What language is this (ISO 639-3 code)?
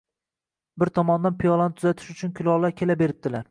uzb